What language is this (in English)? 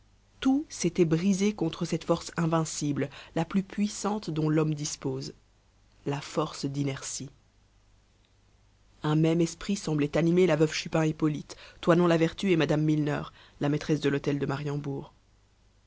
French